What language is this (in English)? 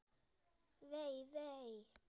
Icelandic